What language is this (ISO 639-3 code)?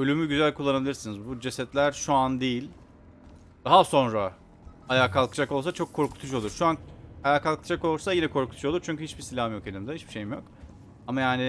tur